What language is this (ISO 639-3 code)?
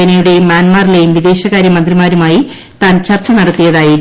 mal